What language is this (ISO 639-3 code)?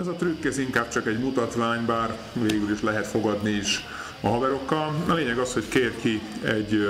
hun